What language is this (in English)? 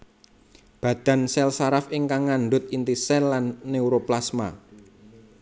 Javanese